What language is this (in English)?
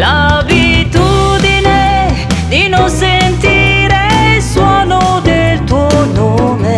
Italian